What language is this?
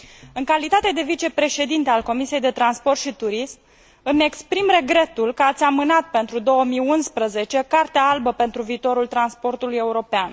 Romanian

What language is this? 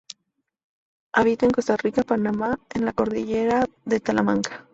Spanish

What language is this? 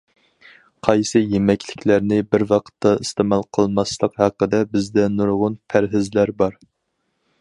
Uyghur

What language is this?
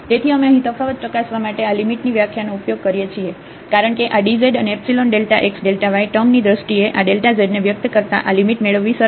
Gujarati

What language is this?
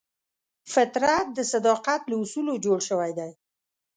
Pashto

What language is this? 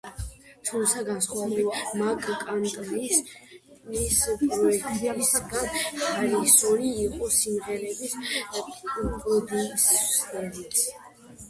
Georgian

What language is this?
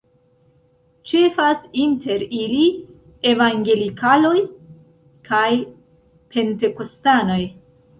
Esperanto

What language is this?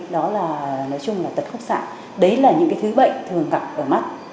Vietnamese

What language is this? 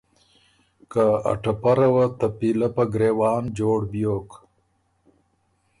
Ormuri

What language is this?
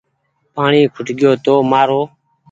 Goaria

